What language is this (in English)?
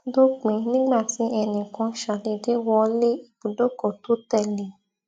Yoruba